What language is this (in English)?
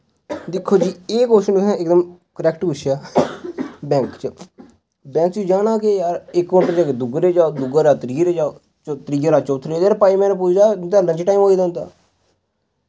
Dogri